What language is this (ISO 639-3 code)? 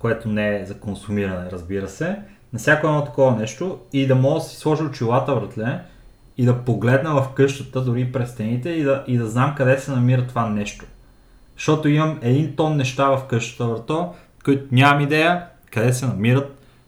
bul